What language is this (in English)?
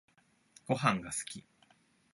Japanese